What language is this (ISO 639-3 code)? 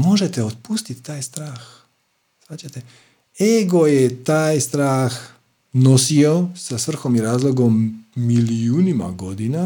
hrv